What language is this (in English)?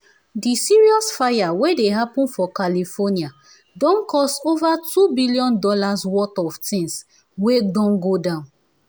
Nigerian Pidgin